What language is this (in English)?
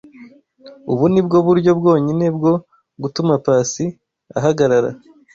Kinyarwanda